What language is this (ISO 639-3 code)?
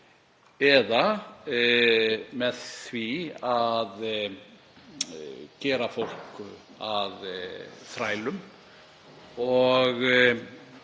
isl